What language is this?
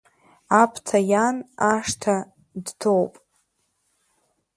Abkhazian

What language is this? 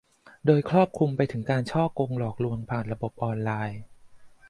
Thai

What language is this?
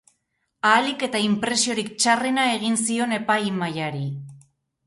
Basque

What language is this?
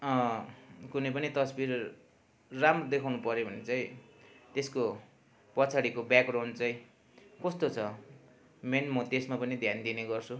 Nepali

